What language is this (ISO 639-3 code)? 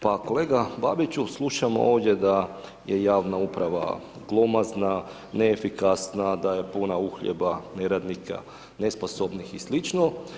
hrv